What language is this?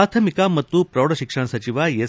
Kannada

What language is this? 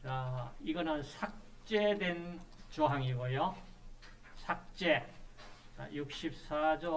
Korean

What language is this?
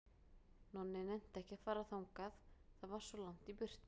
Icelandic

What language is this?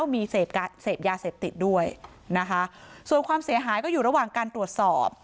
Thai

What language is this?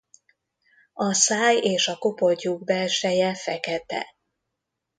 Hungarian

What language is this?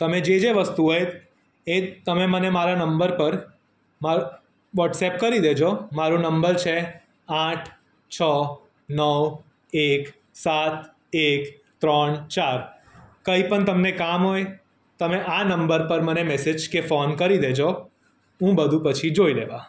Gujarati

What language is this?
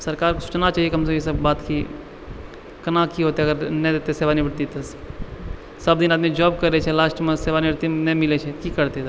Maithili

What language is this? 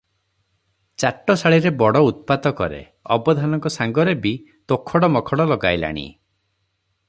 Odia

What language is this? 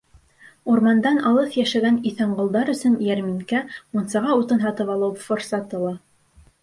Bashkir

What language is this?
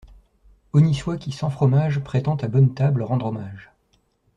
French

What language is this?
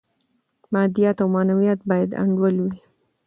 Pashto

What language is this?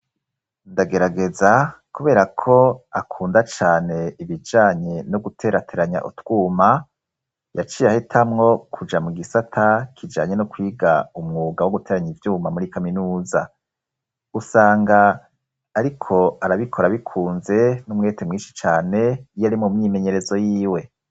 Rundi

